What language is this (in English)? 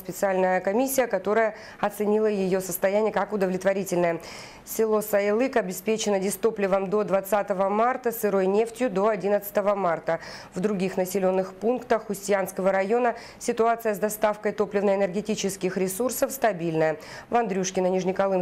Russian